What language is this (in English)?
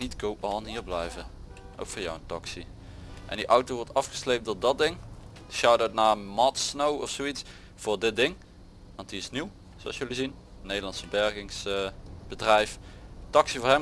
Dutch